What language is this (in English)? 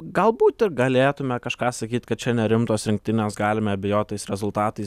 Lithuanian